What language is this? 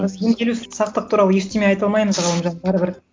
Kazakh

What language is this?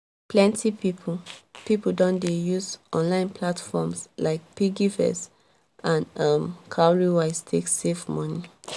Nigerian Pidgin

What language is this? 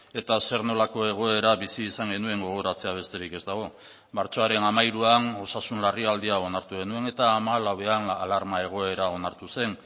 Basque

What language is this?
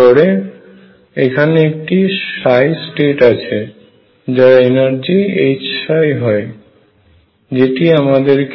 Bangla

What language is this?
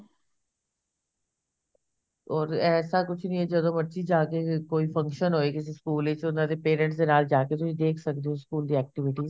Punjabi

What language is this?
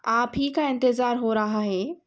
Urdu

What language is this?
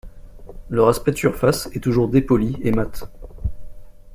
French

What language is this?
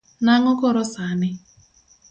Luo (Kenya and Tanzania)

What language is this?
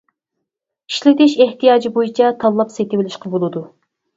Uyghur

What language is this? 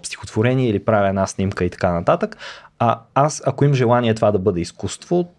Bulgarian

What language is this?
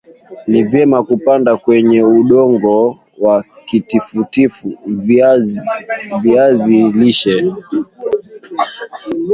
Swahili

